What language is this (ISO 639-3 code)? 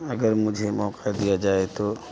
urd